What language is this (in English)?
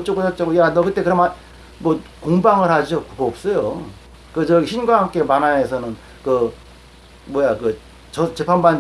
Korean